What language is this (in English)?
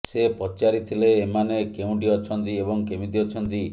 Odia